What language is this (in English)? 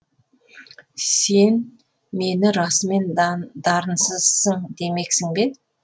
Kazakh